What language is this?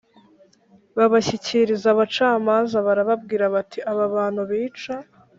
Kinyarwanda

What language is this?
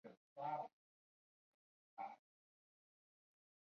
Chinese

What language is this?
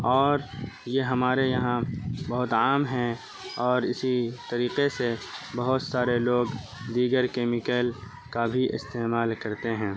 Urdu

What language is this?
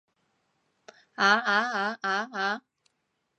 Cantonese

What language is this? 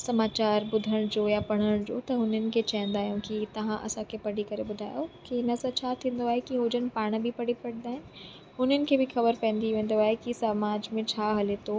Sindhi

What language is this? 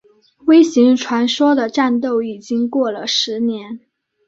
Chinese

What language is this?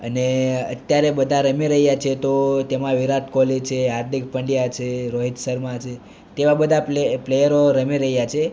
Gujarati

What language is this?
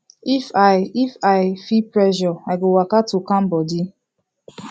Nigerian Pidgin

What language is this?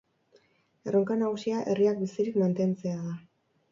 Basque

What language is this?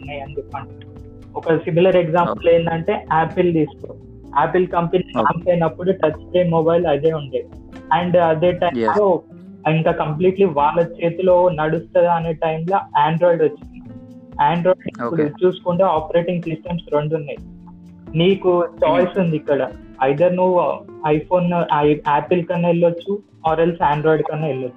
Telugu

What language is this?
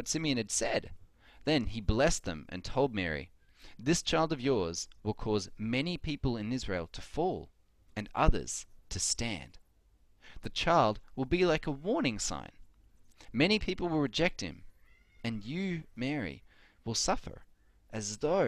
English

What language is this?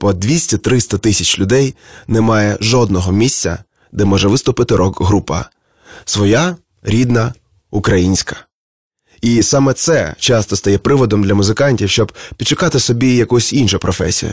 Ukrainian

